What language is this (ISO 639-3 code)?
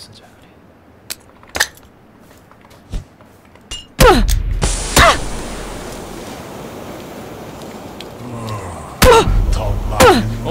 kor